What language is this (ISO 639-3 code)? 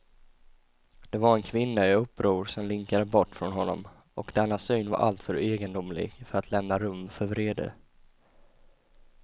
swe